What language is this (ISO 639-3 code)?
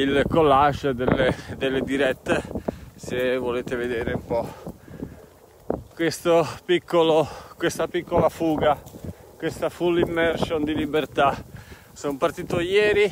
ita